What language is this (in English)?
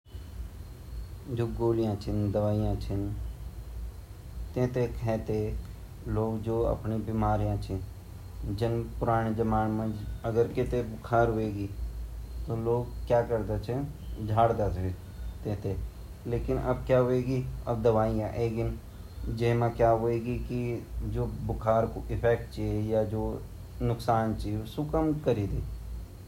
Garhwali